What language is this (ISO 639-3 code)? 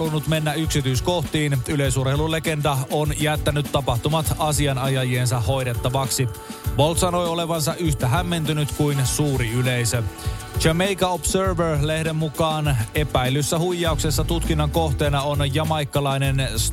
fin